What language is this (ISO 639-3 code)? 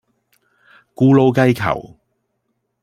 yue